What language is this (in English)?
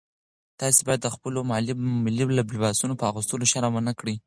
Pashto